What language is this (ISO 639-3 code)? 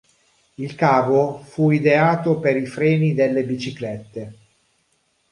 ita